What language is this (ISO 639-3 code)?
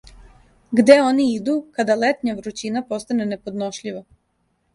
srp